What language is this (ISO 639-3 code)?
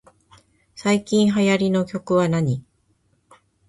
jpn